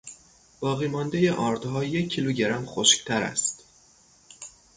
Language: Persian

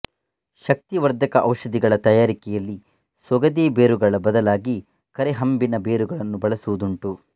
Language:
Kannada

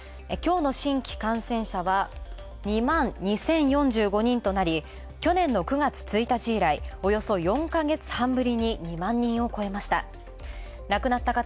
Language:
Japanese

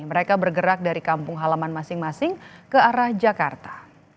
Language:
Indonesian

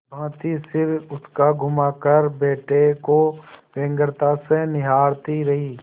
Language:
Hindi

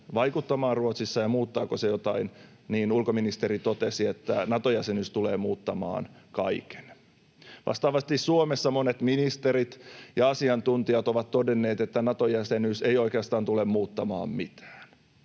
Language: Finnish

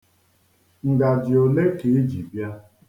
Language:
Igbo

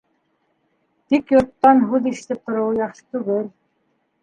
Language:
Bashkir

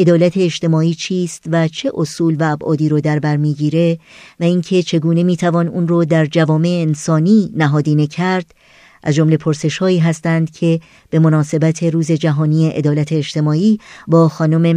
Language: Persian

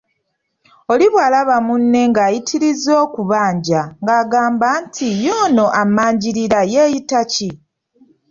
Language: Ganda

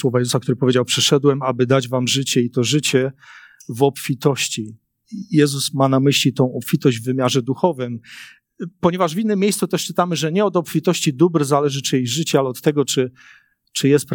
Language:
Polish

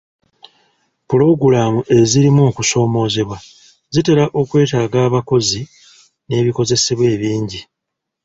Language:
Ganda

